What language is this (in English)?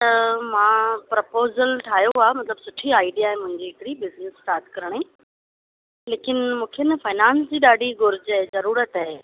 Sindhi